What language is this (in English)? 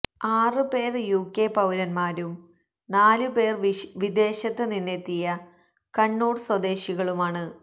Malayalam